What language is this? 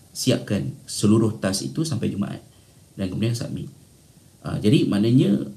Malay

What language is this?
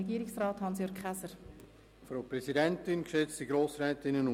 Swiss German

